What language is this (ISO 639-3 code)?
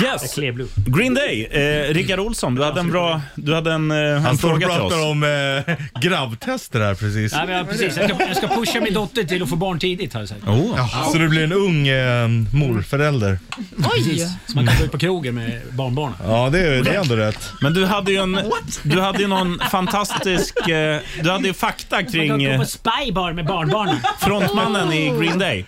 swe